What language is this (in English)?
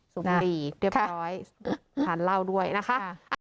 Thai